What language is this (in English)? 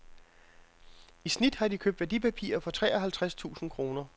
Danish